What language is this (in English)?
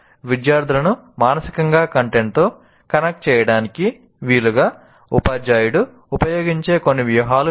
Telugu